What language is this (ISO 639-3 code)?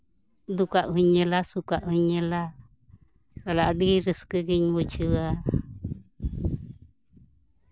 sat